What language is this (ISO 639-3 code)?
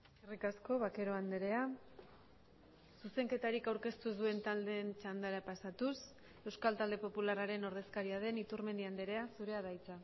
eus